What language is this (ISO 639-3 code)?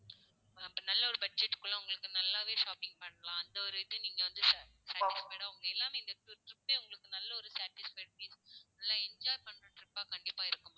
tam